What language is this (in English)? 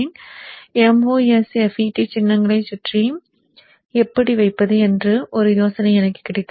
Tamil